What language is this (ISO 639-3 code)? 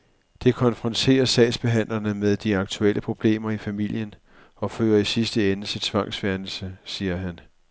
dan